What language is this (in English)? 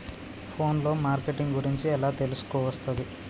Telugu